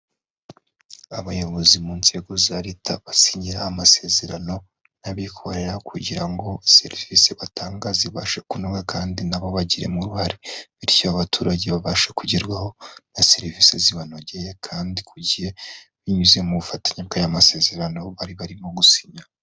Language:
Kinyarwanda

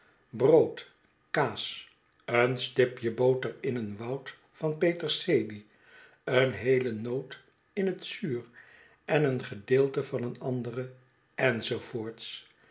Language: Dutch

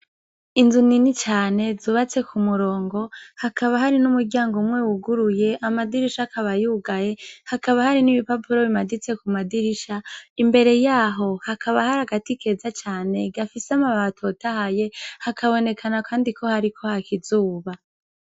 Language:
Rundi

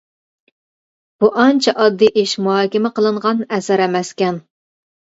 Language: Uyghur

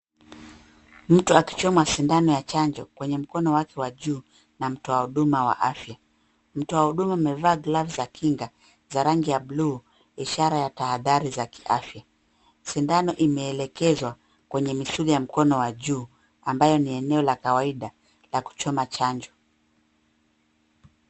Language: Swahili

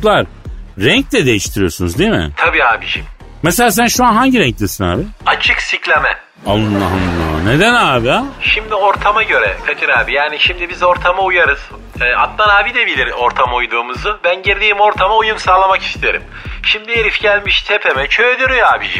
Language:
Turkish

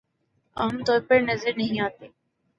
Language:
Urdu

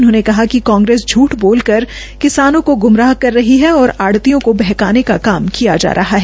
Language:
Hindi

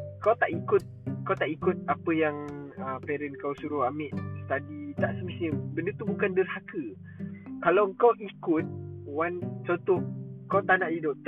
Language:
Malay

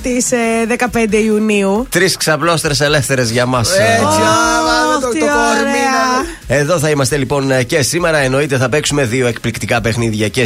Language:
Greek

